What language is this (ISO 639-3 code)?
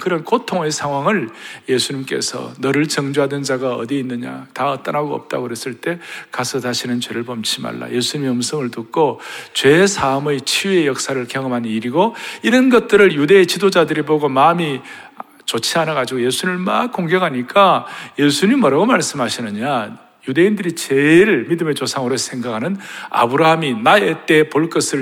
kor